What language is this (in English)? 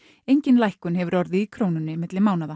Icelandic